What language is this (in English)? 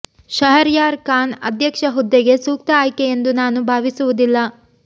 Kannada